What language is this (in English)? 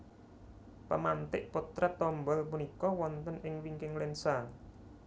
Javanese